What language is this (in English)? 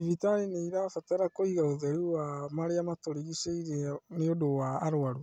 Kikuyu